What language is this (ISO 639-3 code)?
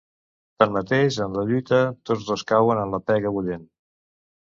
cat